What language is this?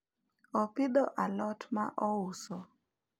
Luo (Kenya and Tanzania)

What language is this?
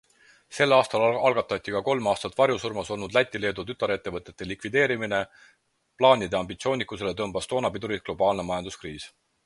Estonian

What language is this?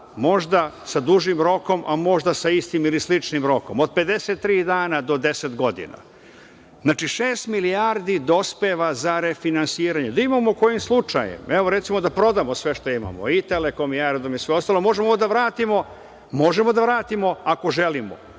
Serbian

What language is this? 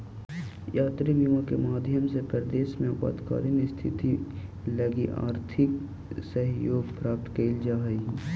Magahi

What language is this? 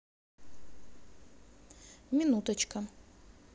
Russian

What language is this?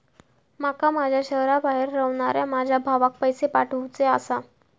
Marathi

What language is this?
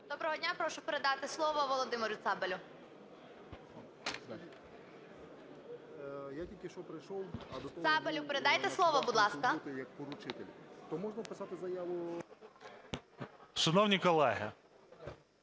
Ukrainian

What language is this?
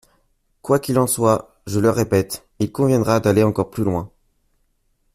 French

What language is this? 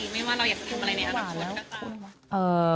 Thai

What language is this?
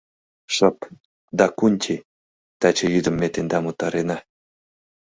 Mari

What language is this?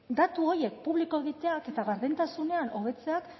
Basque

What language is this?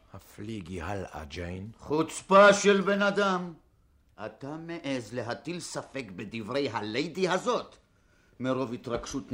Hebrew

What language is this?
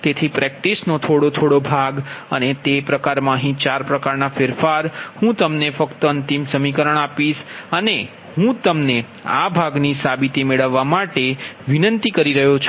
Gujarati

